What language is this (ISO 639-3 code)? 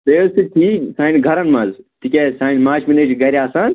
kas